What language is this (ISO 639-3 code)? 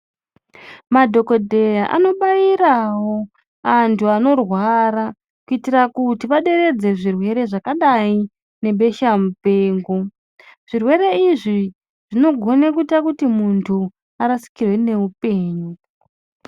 ndc